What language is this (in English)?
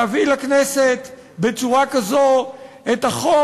Hebrew